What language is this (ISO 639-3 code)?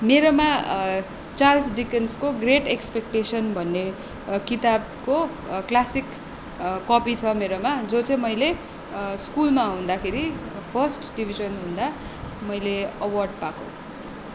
nep